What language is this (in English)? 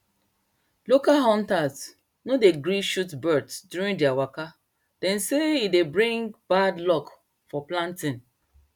Nigerian Pidgin